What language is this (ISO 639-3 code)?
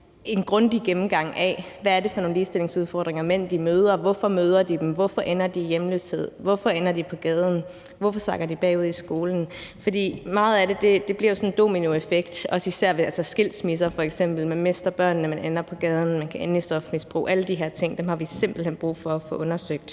dan